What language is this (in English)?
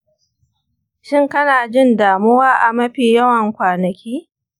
Hausa